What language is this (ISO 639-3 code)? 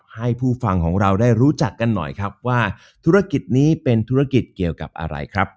tha